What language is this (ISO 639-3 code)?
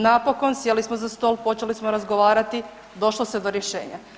hrv